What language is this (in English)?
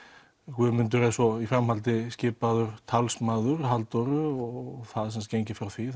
Icelandic